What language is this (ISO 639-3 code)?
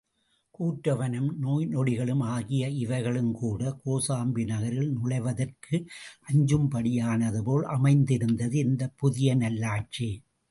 tam